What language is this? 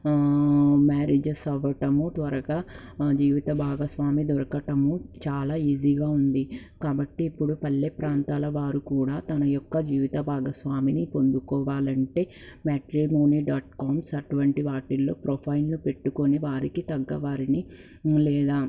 Telugu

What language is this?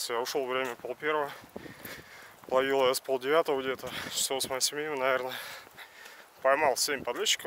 Russian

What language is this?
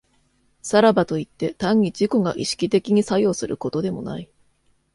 Japanese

